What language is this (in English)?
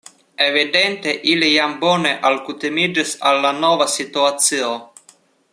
Esperanto